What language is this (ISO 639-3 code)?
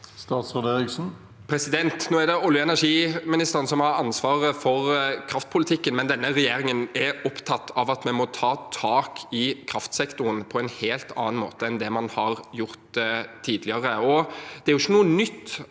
nor